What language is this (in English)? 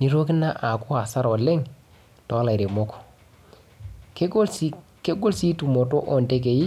Masai